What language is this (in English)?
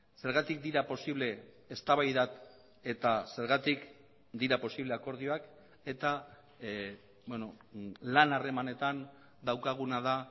Basque